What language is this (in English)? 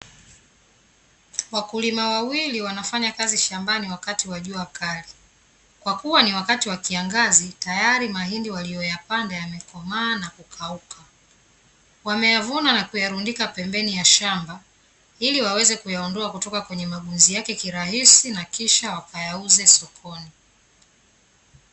Swahili